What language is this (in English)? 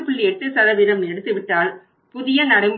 Tamil